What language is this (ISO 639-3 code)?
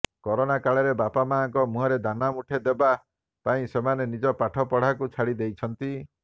ori